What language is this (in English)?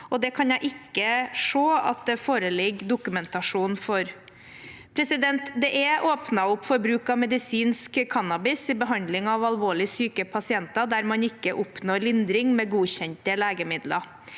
Norwegian